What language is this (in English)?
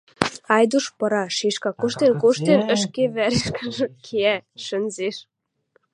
Western Mari